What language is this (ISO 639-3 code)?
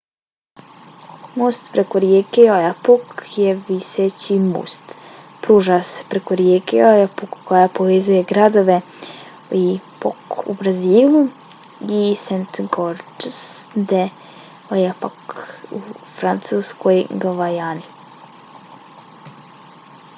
bos